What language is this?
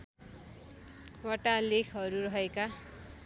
Nepali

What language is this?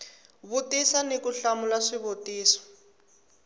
Tsonga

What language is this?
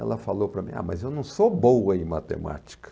Portuguese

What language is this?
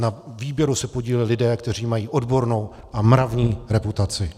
Czech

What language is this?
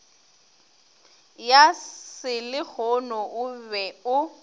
Northern Sotho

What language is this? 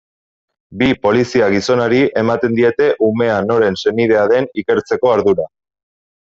Basque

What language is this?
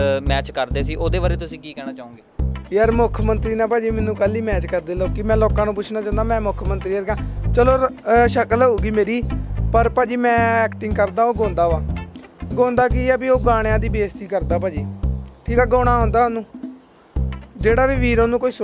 Romanian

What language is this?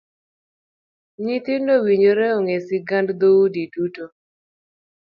Luo (Kenya and Tanzania)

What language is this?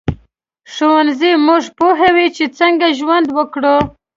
Pashto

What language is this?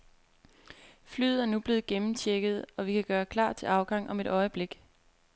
Danish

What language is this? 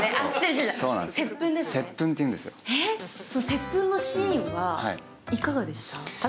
Japanese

